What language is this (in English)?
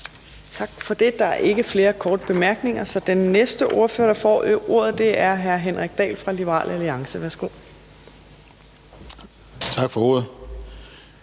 Danish